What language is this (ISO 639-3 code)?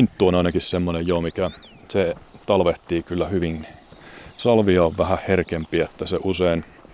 fin